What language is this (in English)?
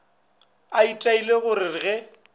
Northern Sotho